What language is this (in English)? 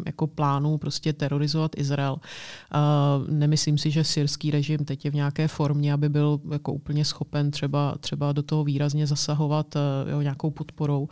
Czech